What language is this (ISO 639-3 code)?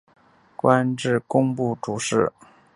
zho